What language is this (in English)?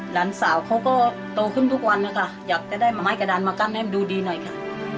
Thai